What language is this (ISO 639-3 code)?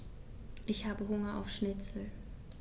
deu